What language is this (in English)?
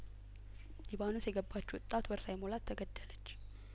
Amharic